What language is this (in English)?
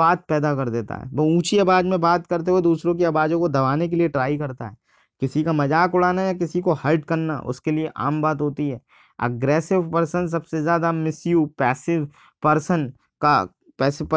Hindi